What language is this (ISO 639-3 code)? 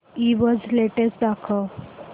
mar